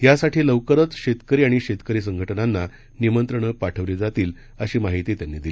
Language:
Marathi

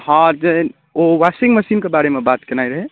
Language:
Maithili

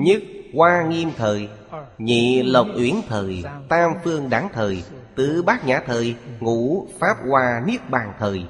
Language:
Vietnamese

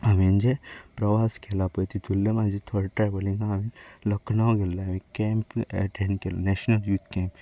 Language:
Konkani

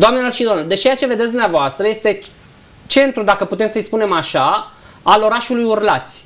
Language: Romanian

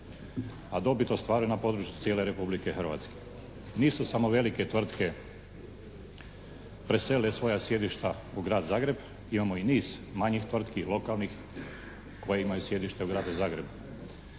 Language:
Croatian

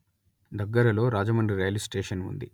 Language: Telugu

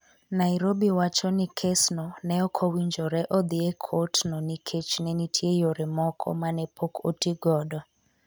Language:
Luo (Kenya and Tanzania)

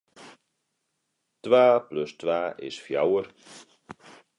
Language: Western Frisian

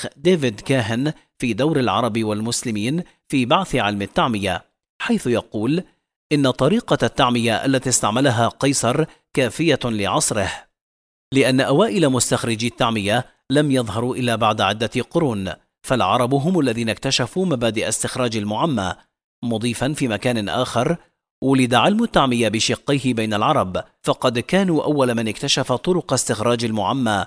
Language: Arabic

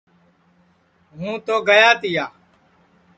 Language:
Sansi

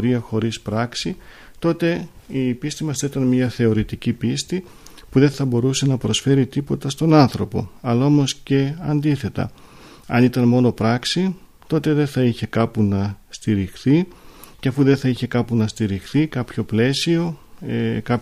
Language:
Greek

